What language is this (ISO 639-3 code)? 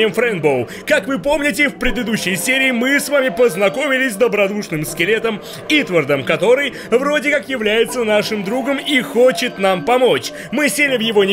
rus